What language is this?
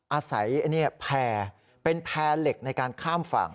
Thai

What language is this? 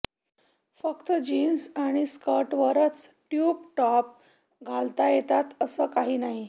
Marathi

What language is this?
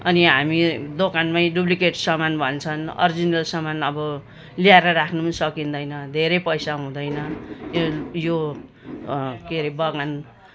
Nepali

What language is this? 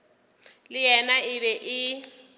Northern Sotho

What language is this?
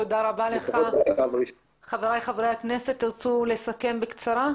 Hebrew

